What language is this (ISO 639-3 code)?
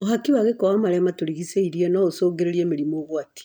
kik